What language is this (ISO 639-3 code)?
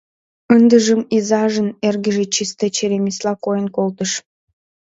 chm